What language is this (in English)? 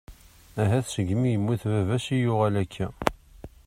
Kabyle